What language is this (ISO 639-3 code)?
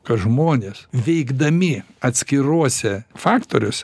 lit